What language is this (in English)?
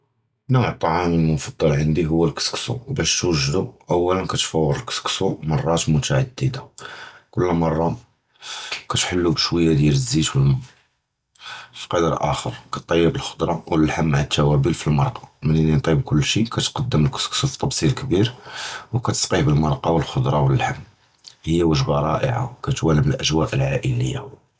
Judeo-Arabic